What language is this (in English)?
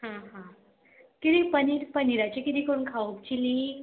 Konkani